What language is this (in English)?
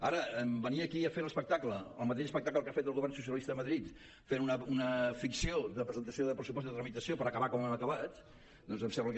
Catalan